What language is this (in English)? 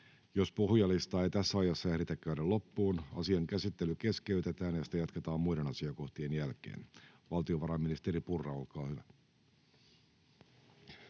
Finnish